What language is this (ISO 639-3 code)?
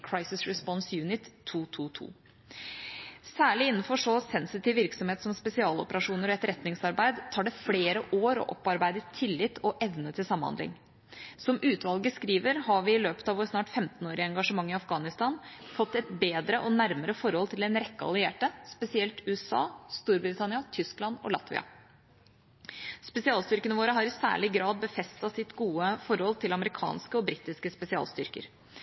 nob